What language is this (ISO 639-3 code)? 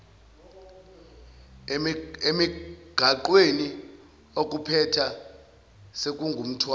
zul